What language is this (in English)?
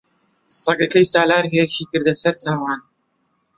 Central Kurdish